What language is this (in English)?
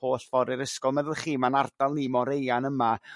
Welsh